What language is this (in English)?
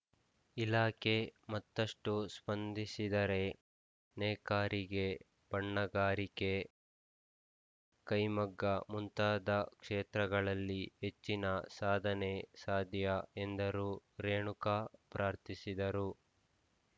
Kannada